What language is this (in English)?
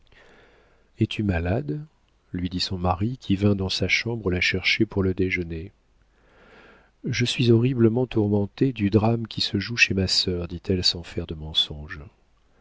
French